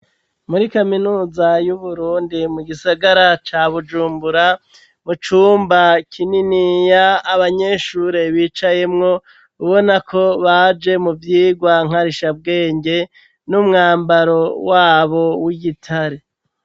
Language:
Rundi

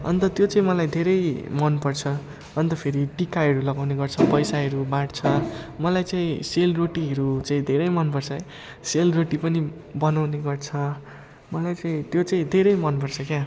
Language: Nepali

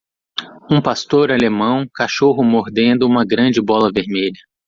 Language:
Portuguese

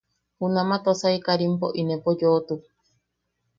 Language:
Yaqui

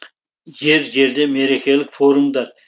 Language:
Kazakh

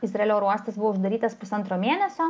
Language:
Lithuanian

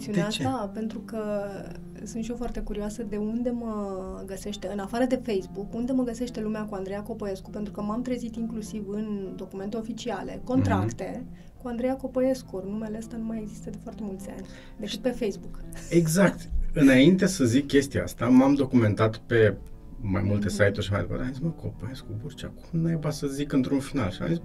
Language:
Romanian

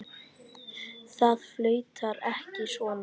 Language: Icelandic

